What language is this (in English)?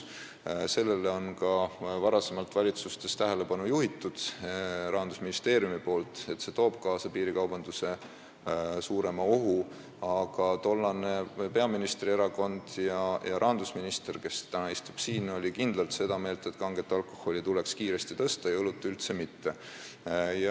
Estonian